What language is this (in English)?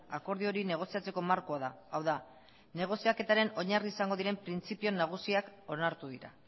Basque